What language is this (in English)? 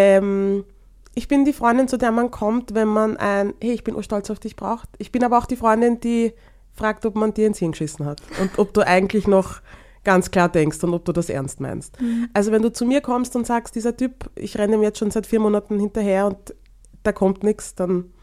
German